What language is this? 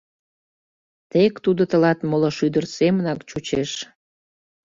Mari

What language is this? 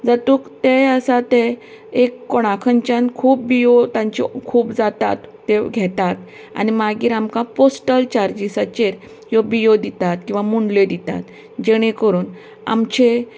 Konkani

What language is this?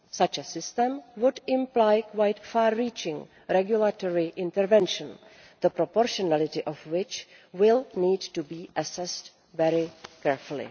English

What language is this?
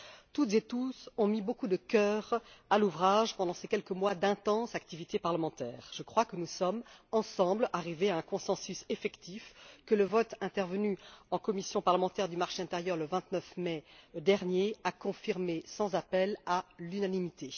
French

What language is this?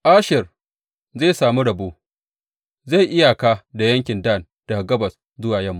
Hausa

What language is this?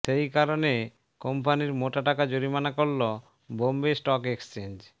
Bangla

